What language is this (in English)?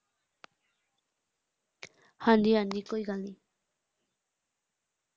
Punjabi